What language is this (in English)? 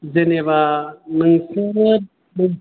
Bodo